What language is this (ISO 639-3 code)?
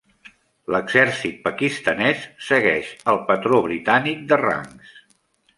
cat